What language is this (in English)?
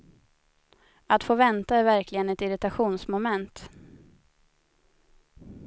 Swedish